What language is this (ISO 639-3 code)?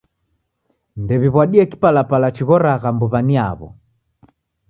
dav